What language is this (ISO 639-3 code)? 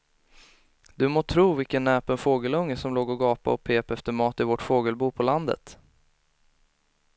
swe